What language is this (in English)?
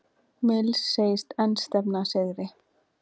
Icelandic